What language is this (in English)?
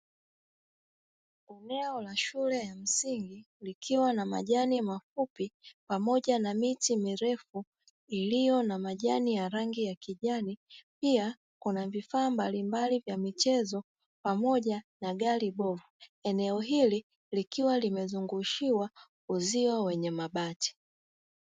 Swahili